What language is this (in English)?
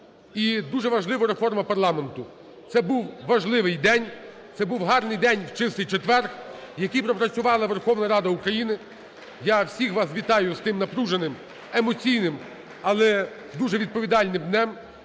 Ukrainian